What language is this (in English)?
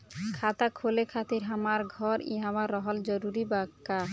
Bhojpuri